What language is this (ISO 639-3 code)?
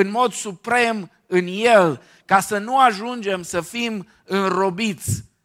ron